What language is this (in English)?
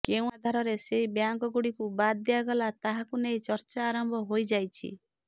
Odia